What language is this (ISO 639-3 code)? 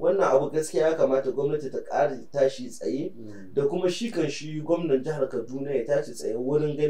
ara